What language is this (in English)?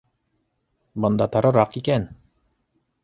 Bashkir